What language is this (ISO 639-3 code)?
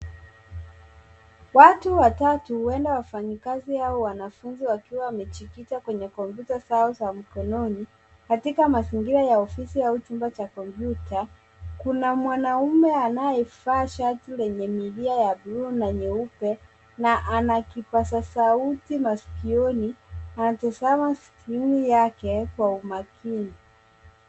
swa